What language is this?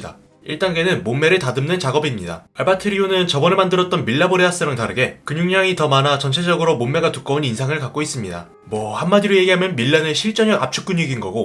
Korean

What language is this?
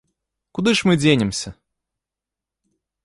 Belarusian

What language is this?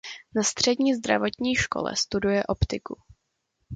Czech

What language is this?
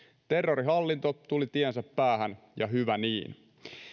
Finnish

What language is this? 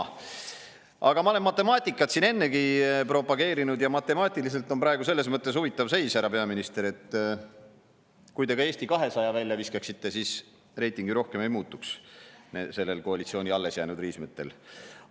Estonian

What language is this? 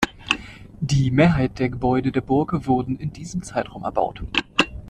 German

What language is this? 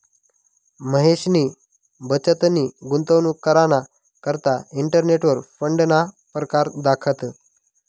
Marathi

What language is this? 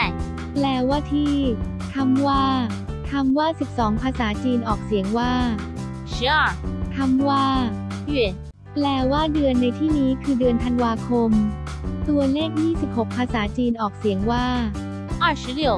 Thai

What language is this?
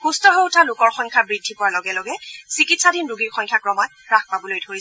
Assamese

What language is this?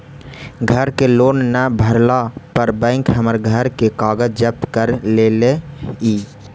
Magahi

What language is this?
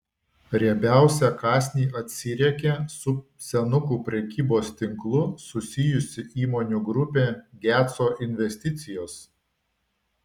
Lithuanian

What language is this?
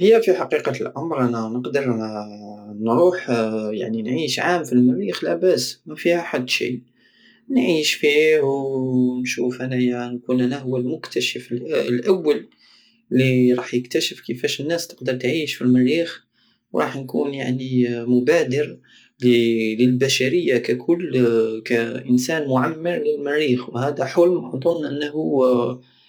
Algerian Saharan Arabic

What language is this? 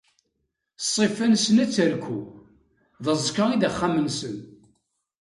Kabyle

